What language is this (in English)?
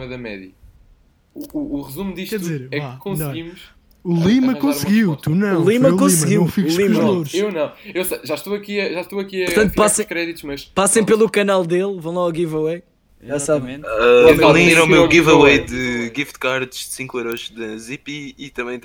Portuguese